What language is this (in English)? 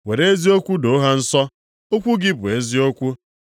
Igbo